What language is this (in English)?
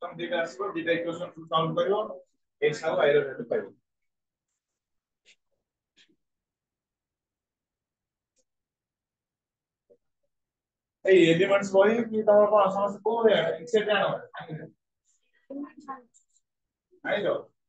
Bangla